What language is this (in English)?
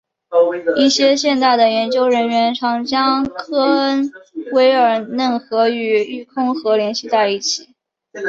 Chinese